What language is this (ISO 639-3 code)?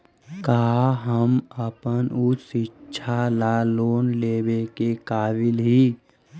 mag